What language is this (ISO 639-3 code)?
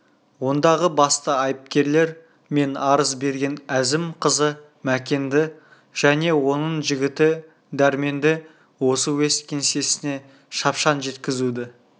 kaz